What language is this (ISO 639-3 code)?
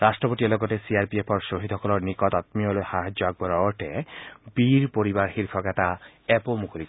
asm